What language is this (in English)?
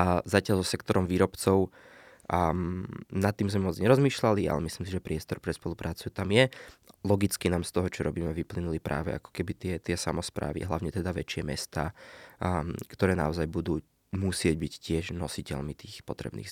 Slovak